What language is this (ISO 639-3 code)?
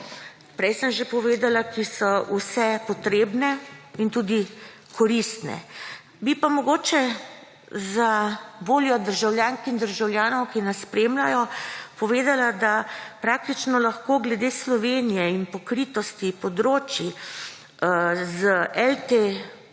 slv